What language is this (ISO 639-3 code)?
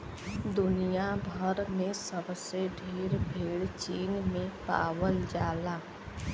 bho